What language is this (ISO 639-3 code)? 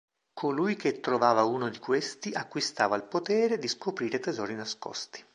ita